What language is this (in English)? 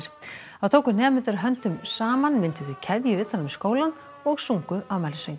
Icelandic